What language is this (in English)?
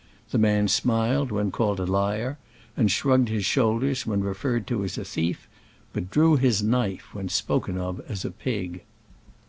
English